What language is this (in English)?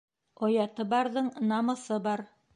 Bashkir